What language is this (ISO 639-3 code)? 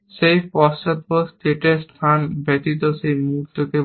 ben